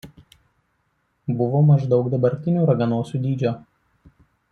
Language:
Lithuanian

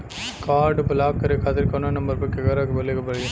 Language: Bhojpuri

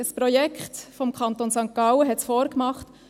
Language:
Swiss German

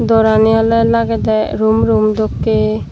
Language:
Chakma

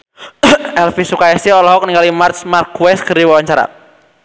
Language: Sundanese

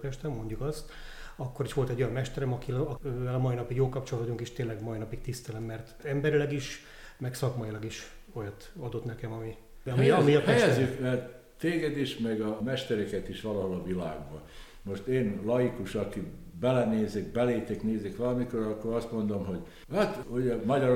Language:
Hungarian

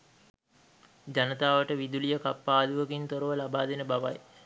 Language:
Sinhala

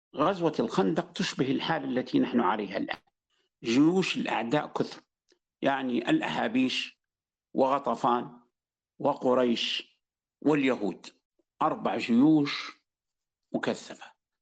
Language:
Arabic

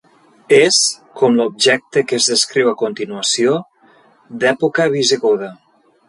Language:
Catalan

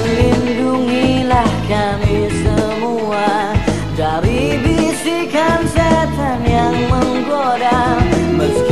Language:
Indonesian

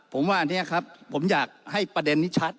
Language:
Thai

